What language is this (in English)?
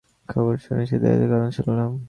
Bangla